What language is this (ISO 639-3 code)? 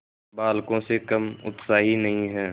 hin